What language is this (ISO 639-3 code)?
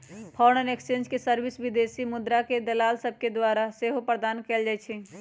mag